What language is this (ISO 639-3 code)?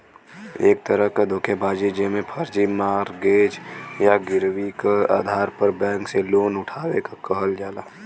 bho